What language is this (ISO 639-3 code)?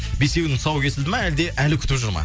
kaz